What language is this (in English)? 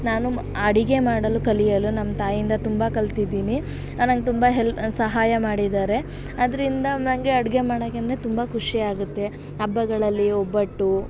Kannada